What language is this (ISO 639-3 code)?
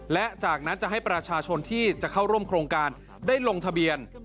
tha